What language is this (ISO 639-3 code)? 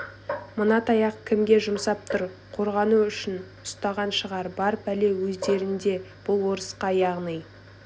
kaz